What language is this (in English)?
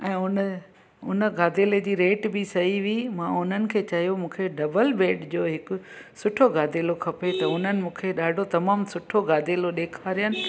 Sindhi